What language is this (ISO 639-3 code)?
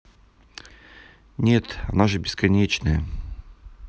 rus